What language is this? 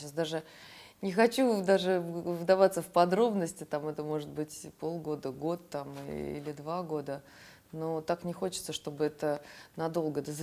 Russian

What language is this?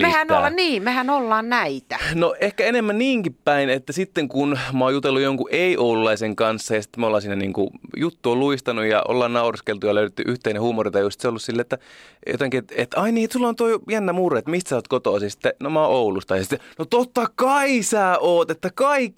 Finnish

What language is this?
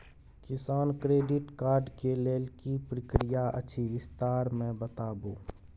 Maithili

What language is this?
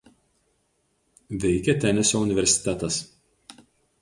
Lithuanian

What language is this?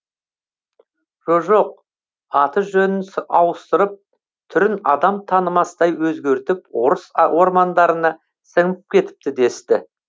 Kazakh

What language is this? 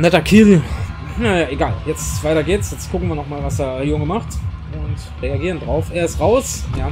German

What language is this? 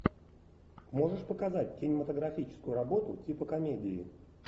Russian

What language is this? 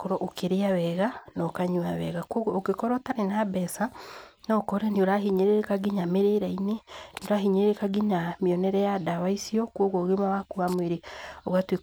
Kikuyu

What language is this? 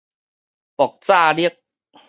Min Nan Chinese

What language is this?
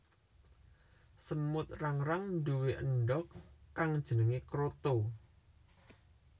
Javanese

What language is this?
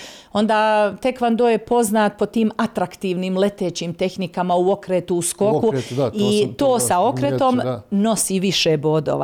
Croatian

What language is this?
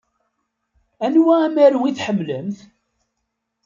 Kabyle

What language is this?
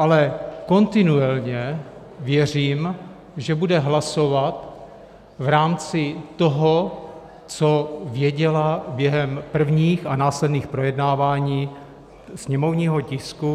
Czech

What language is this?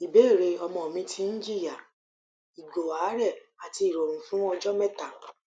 Yoruba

